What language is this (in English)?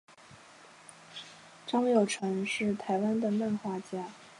Chinese